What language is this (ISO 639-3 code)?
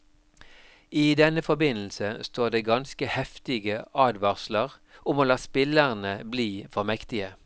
nor